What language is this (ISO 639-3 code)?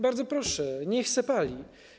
pol